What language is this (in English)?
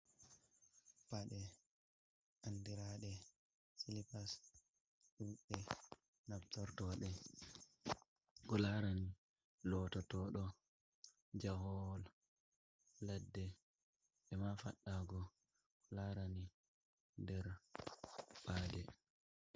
Fula